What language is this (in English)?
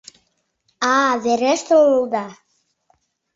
Mari